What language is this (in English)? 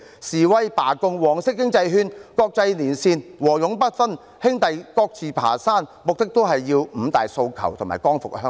Cantonese